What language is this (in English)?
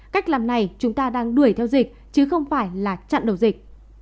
Vietnamese